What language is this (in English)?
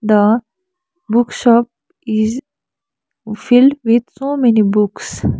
English